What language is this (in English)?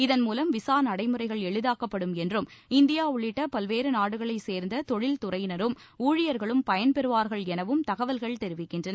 Tamil